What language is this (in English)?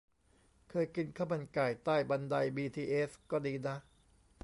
Thai